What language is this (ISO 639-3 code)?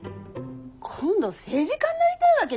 jpn